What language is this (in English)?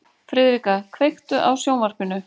Icelandic